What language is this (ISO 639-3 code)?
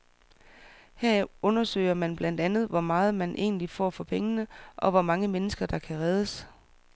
dan